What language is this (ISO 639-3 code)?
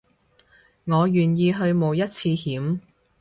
yue